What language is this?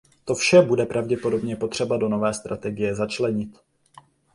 Czech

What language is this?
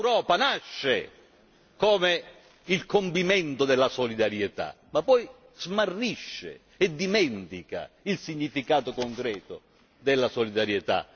Italian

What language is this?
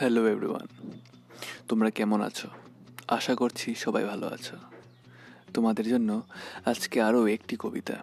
Bangla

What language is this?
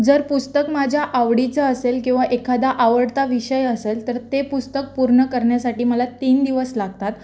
Marathi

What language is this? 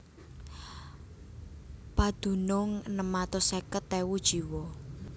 Javanese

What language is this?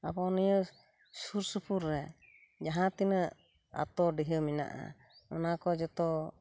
Santali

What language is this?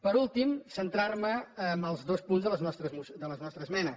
Catalan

